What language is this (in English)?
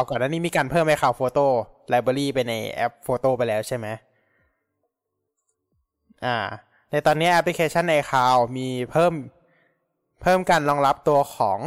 Thai